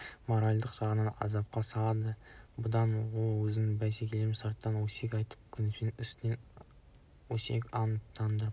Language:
Kazakh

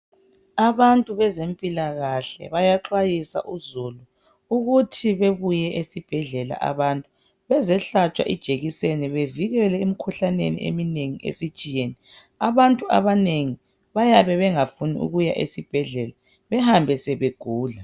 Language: North Ndebele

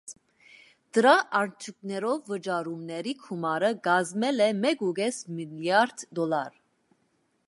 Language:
Armenian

